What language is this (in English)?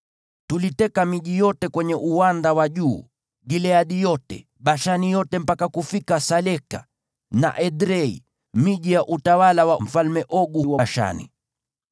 Swahili